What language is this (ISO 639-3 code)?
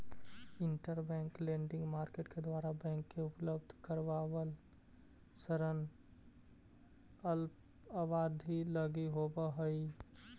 mag